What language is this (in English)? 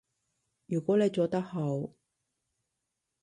Cantonese